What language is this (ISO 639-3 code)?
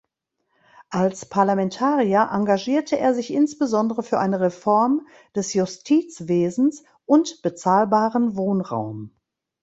deu